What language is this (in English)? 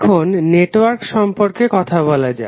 Bangla